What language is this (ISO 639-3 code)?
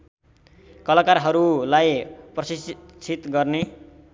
nep